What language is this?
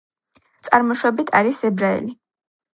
Georgian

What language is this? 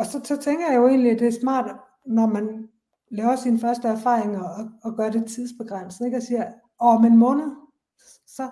Danish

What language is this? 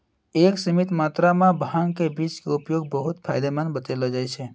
Maithili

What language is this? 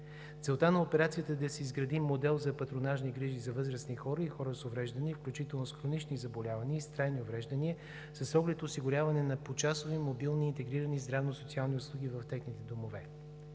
Bulgarian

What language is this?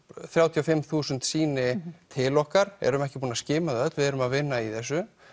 Icelandic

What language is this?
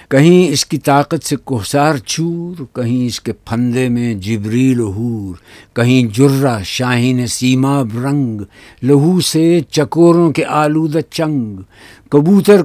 Urdu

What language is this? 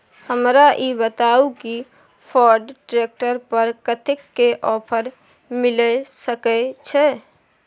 Maithili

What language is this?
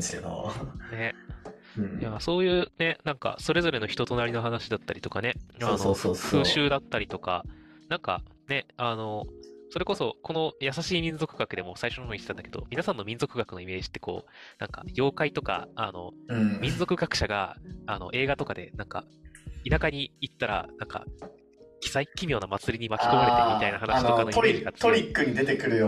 Japanese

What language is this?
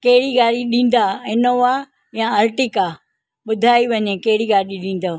Sindhi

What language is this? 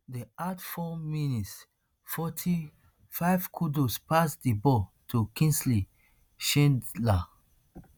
Nigerian Pidgin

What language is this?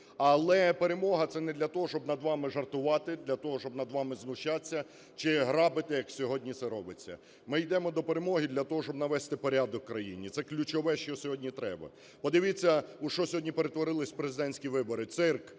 Ukrainian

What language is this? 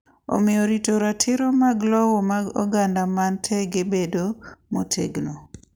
Luo (Kenya and Tanzania)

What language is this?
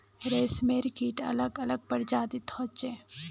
Magahi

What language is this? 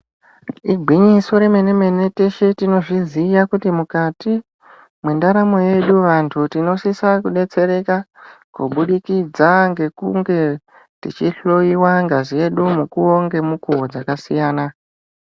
Ndau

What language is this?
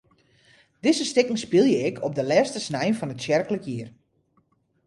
Western Frisian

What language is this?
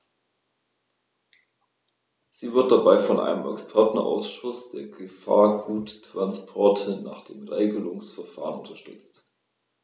German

